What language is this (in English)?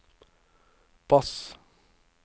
Norwegian